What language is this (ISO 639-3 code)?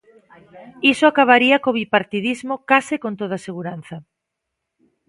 glg